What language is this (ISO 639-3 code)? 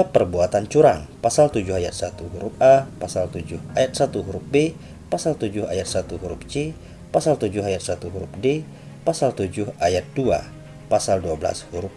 ind